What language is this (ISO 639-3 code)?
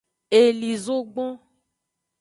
ajg